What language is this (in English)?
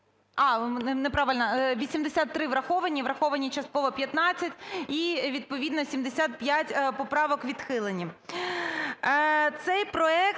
Ukrainian